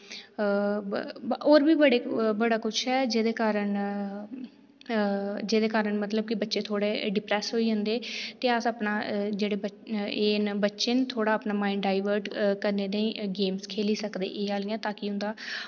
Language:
Dogri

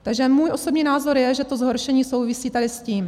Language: Czech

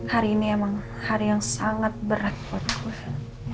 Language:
Indonesian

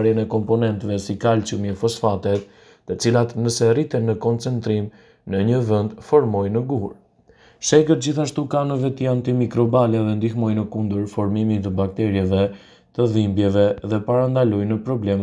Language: Romanian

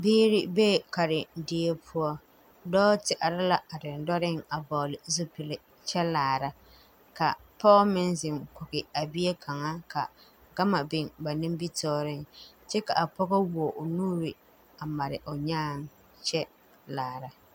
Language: Southern Dagaare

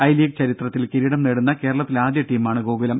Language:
Malayalam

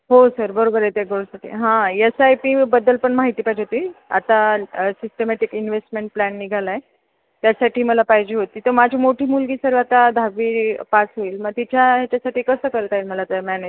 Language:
Marathi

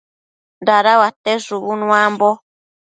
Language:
Matsés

